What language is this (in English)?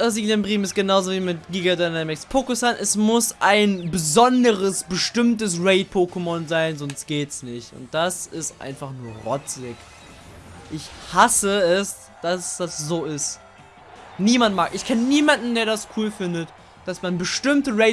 German